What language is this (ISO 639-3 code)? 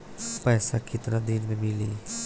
bho